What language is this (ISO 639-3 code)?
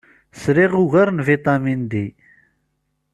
kab